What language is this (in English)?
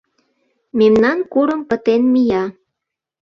Mari